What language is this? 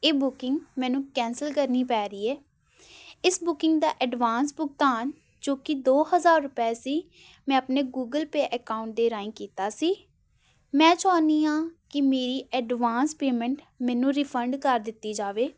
Punjabi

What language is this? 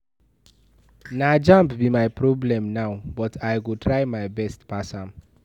Nigerian Pidgin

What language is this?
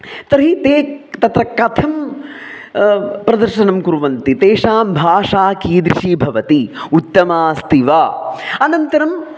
Sanskrit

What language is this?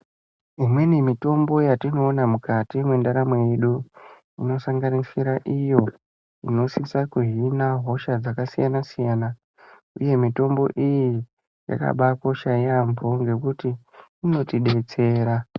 Ndau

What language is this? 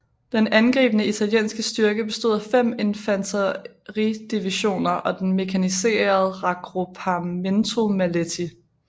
Danish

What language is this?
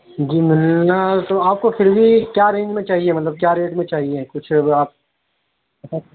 Urdu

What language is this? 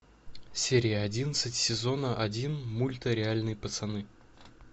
Russian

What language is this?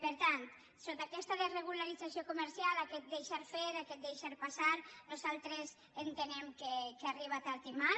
Catalan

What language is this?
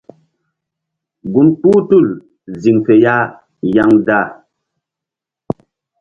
Mbum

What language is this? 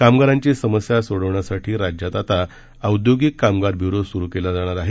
Marathi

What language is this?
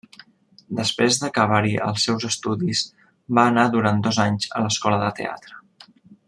Catalan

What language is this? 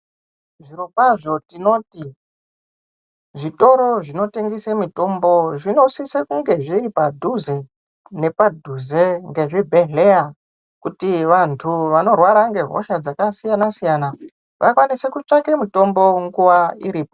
Ndau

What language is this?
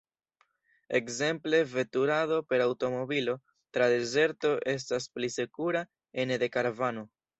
Esperanto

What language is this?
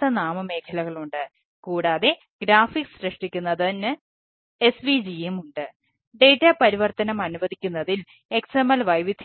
Malayalam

